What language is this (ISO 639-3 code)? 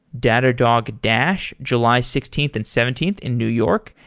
eng